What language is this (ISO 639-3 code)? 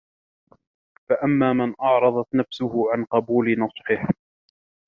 ara